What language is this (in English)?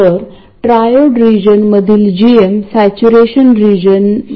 Marathi